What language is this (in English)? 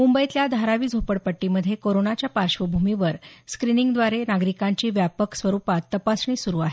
Marathi